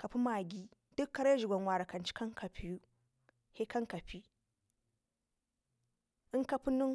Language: Ngizim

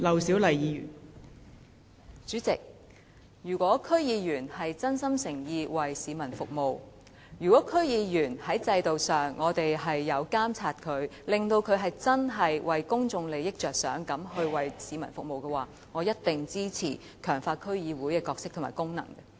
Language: Cantonese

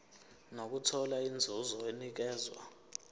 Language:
Zulu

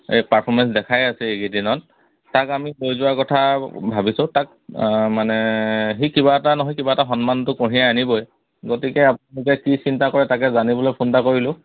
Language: Assamese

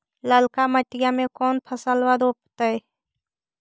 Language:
Magahi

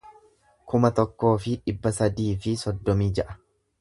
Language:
Oromo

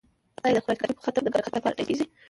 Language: Pashto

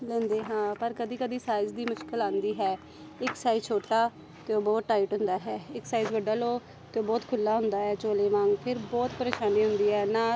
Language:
Punjabi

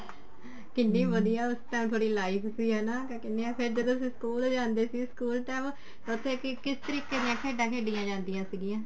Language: Punjabi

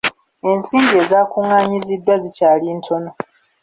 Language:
Ganda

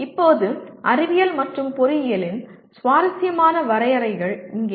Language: Tamil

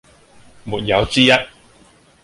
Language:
Cantonese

